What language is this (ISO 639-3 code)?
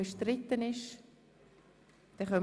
gsw